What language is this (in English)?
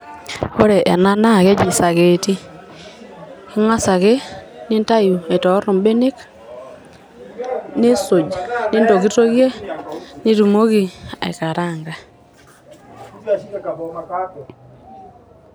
Masai